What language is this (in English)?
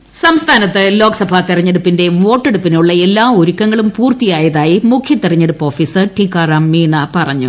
Malayalam